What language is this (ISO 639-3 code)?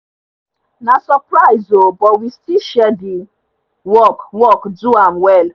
pcm